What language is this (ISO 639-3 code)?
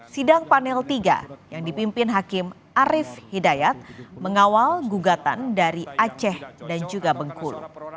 ind